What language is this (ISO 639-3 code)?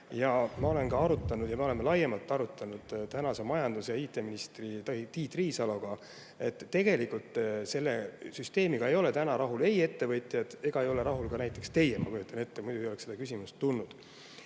est